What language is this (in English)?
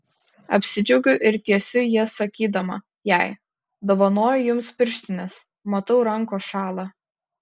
Lithuanian